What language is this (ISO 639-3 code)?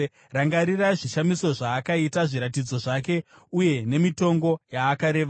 sna